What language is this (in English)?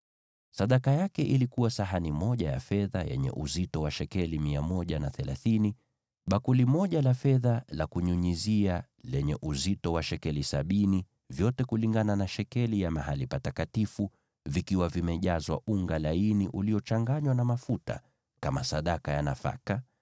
Swahili